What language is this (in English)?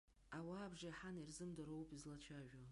Abkhazian